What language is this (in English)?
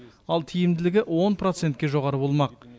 Kazakh